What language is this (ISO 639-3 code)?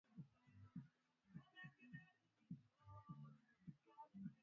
swa